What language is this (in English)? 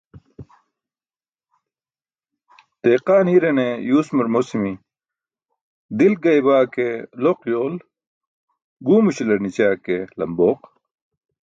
Burushaski